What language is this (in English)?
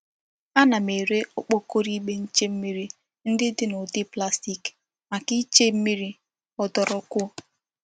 Igbo